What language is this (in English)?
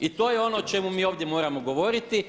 Croatian